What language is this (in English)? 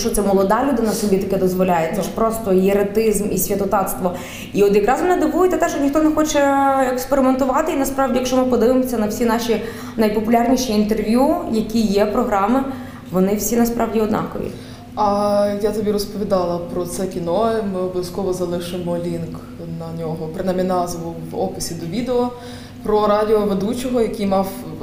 Ukrainian